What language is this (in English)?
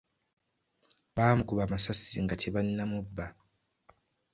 Ganda